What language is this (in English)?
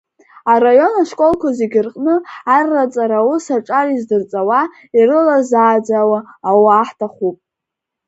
Abkhazian